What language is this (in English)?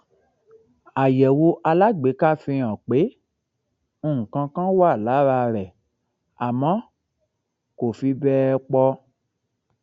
Yoruba